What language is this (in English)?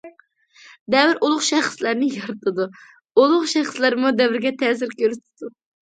Uyghur